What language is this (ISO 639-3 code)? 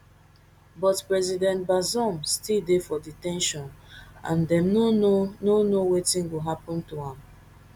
pcm